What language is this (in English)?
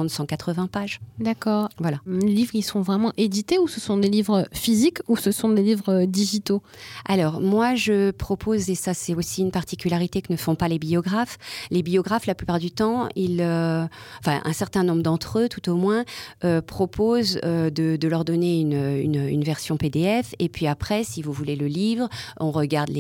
French